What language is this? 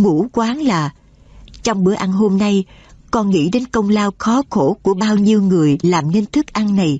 Vietnamese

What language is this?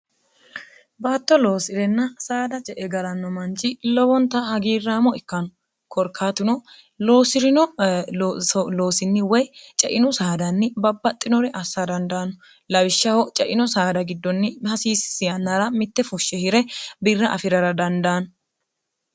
Sidamo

